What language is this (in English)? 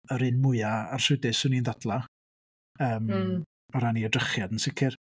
Welsh